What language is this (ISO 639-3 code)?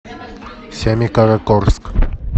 rus